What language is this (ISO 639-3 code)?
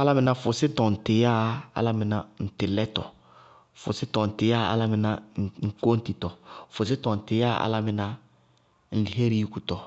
bqg